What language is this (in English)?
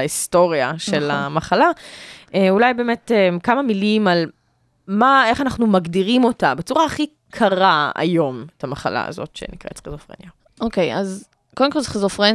Hebrew